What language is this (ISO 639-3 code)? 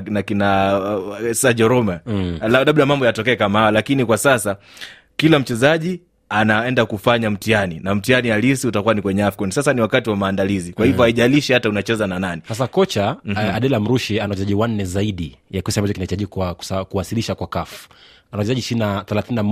swa